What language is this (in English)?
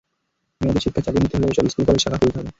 Bangla